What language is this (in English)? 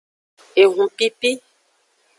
Aja (Benin)